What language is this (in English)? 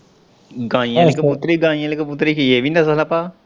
Punjabi